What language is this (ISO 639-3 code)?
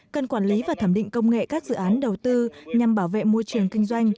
vie